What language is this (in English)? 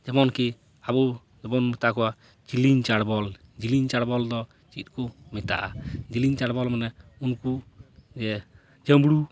Santali